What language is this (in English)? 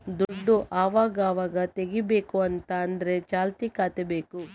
Kannada